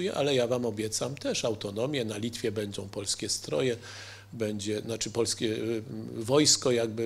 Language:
Polish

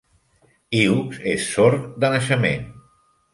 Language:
Catalan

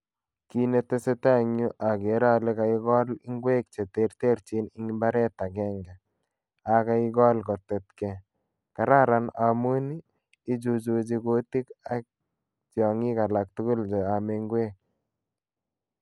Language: Kalenjin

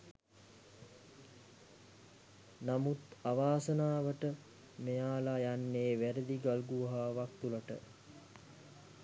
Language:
Sinhala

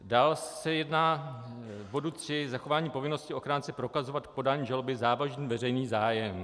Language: Czech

